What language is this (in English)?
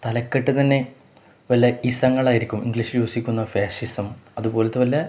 Malayalam